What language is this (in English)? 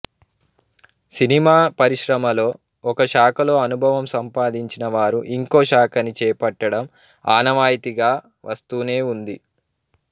Telugu